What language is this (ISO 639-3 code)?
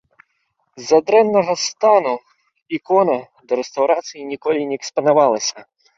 bel